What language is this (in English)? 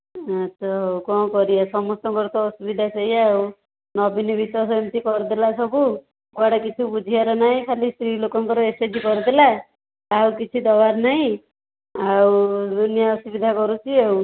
Odia